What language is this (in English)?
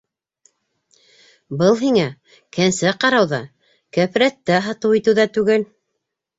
Bashkir